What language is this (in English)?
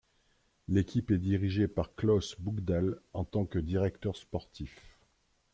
French